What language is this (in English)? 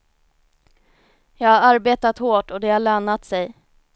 Swedish